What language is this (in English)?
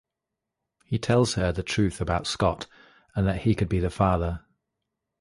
English